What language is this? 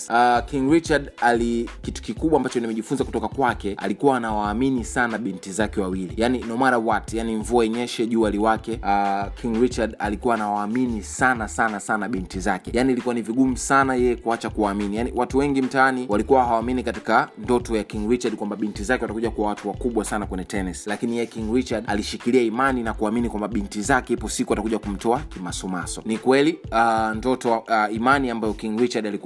Swahili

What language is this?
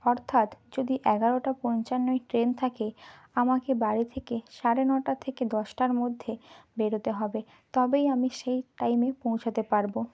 Bangla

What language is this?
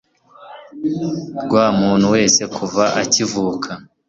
Kinyarwanda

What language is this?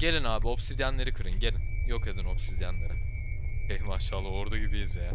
Turkish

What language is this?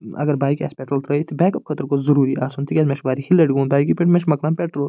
Kashmiri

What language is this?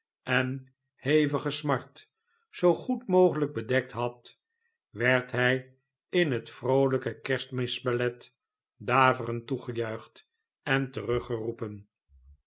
Dutch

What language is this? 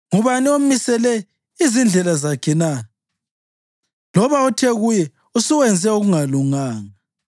North Ndebele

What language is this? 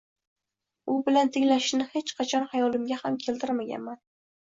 Uzbek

